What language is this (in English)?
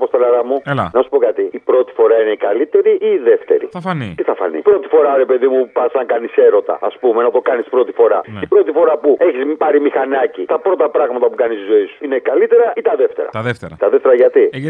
Greek